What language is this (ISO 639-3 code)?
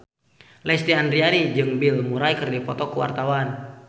sun